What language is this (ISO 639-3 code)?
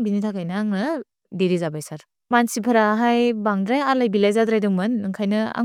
brx